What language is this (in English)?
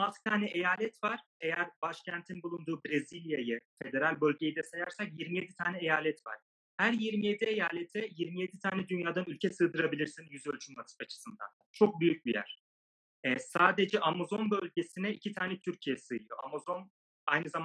Turkish